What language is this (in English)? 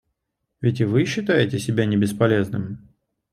Russian